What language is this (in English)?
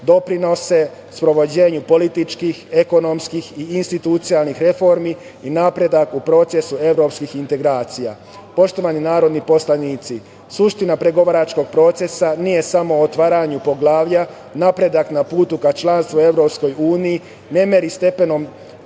Serbian